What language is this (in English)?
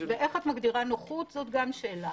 Hebrew